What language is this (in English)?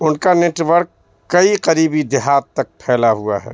Urdu